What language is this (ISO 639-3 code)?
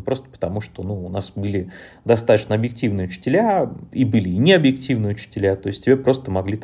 rus